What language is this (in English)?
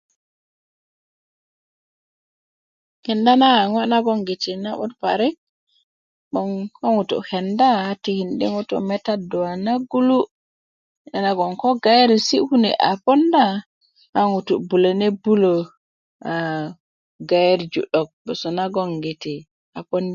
Kuku